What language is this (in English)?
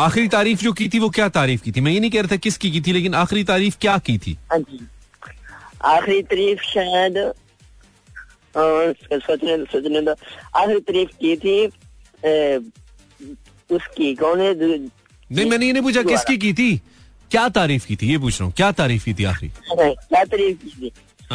Hindi